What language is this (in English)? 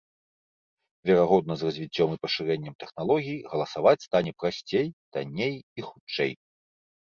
Belarusian